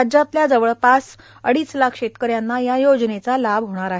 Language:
Marathi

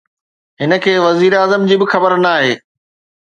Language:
Sindhi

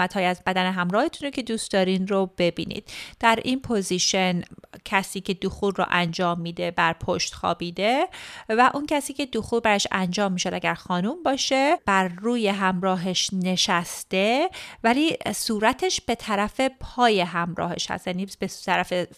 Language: Persian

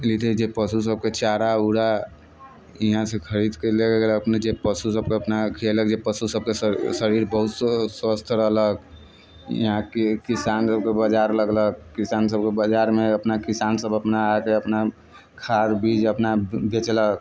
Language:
Maithili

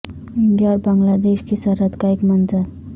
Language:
Urdu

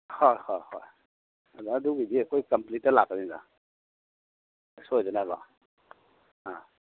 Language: Manipuri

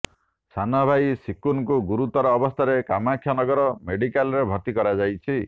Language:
Odia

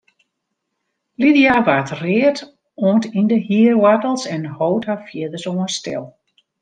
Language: Western Frisian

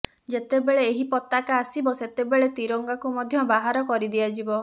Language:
Odia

